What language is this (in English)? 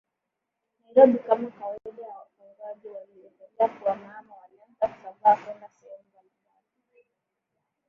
Swahili